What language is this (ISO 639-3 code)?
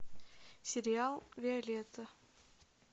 rus